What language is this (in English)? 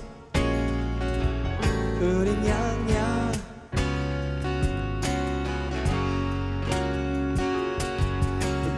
Korean